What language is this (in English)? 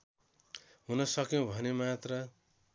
Nepali